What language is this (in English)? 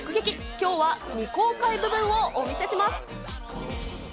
Japanese